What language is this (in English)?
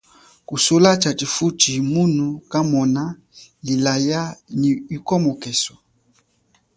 Chokwe